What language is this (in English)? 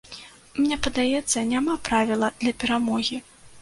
Belarusian